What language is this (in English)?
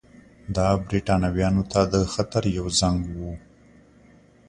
Pashto